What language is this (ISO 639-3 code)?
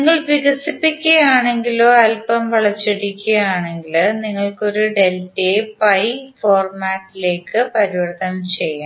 mal